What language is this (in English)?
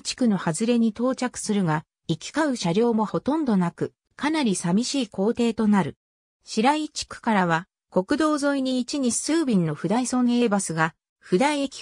Japanese